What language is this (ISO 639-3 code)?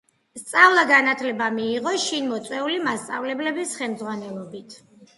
kat